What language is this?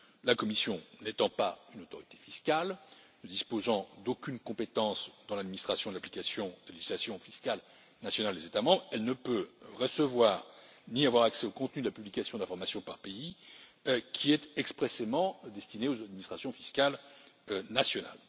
French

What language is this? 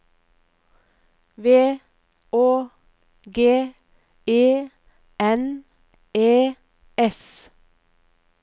Norwegian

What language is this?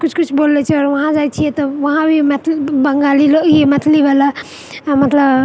Maithili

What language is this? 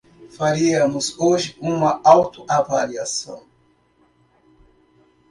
Portuguese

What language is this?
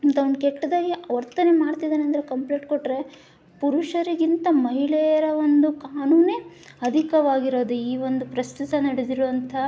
Kannada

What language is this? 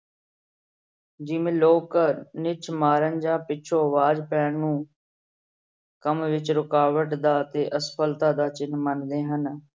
Punjabi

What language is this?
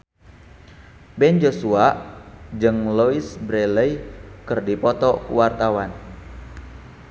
Sundanese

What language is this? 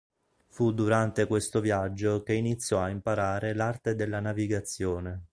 Italian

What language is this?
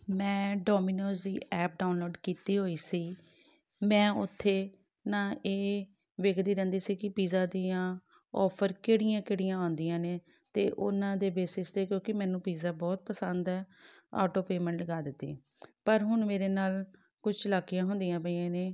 Punjabi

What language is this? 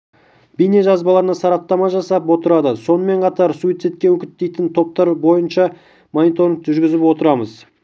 Kazakh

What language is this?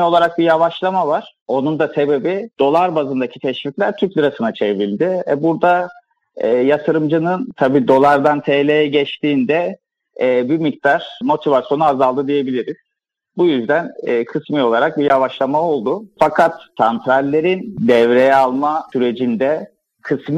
Turkish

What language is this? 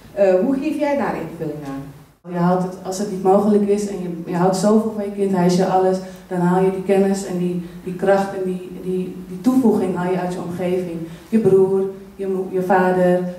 Dutch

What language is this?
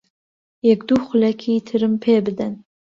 Central Kurdish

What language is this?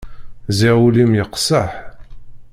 Kabyle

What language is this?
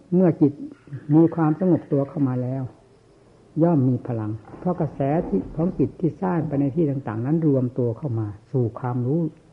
Thai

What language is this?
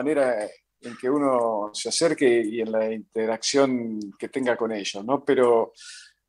Spanish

